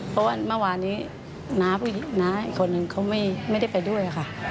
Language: Thai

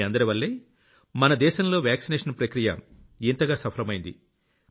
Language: Telugu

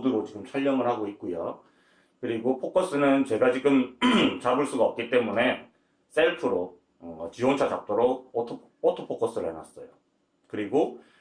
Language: Korean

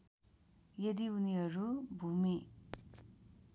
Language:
Nepali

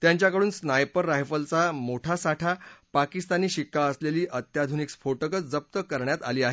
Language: Marathi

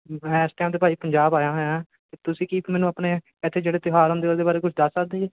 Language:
Punjabi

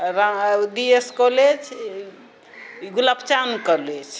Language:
Maithili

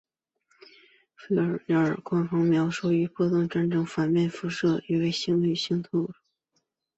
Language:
Chinese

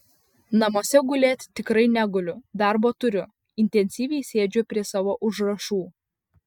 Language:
Lithuanian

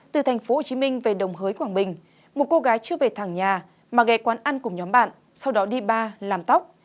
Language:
Vietnamese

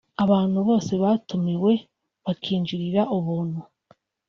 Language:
Kinyarwanda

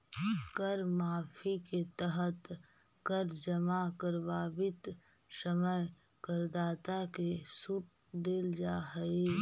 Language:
Magahi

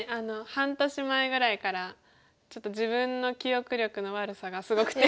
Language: Japanese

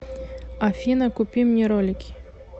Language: Russian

